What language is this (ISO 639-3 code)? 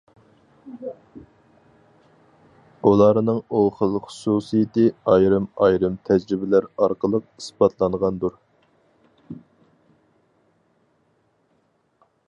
uig